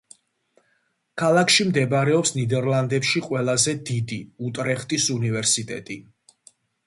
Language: Georgian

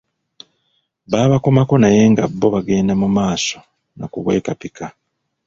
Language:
Ganda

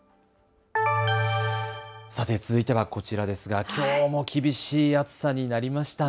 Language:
Japanese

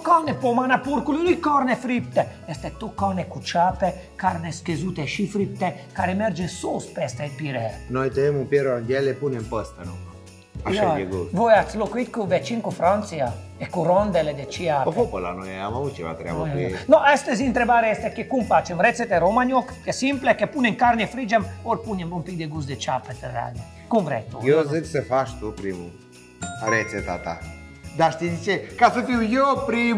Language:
Romanian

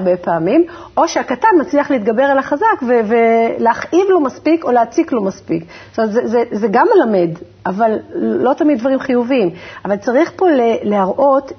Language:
Hebrew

